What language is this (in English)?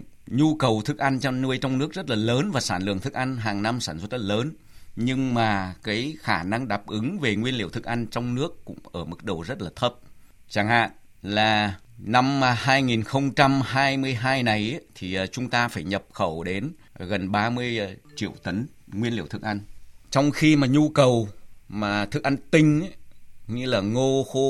Vietnamese